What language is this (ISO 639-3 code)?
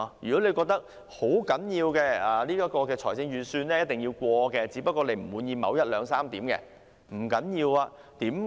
yue